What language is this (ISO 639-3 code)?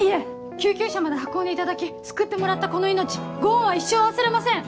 jpn